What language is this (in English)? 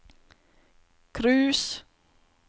Norwegian